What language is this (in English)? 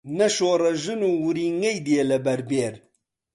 Central Kurdish